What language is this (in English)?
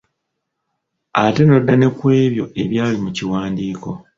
Ganda